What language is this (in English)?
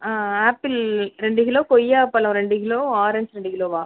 Tamil